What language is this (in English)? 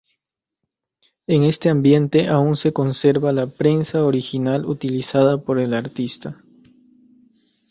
Spanish